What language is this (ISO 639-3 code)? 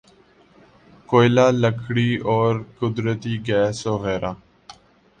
urd